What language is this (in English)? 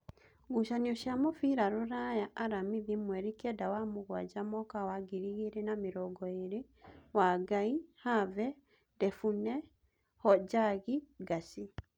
Kikuyu